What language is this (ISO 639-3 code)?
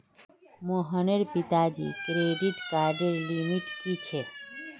mag